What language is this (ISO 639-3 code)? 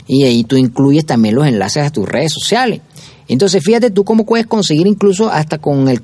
spa